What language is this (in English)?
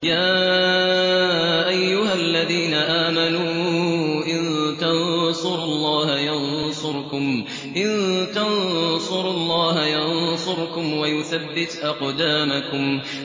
Arabic